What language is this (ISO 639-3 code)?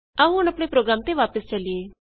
pan